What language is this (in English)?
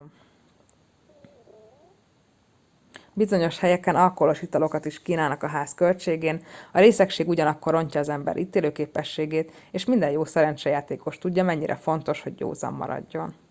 Hungarian